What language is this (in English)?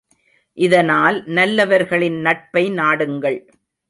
Tamil